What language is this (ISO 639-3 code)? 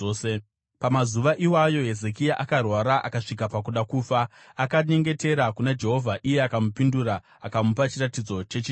sna